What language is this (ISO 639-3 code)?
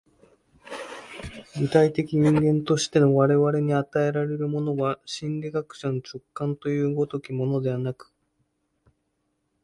jpn